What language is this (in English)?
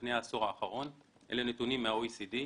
Hebrew